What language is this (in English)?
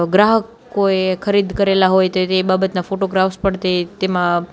Gujarati